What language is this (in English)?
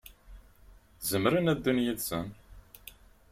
Kabyle